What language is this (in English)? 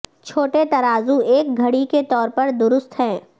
Urdu